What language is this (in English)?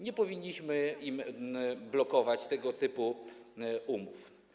Polish